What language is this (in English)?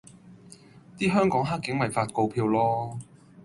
Cantonese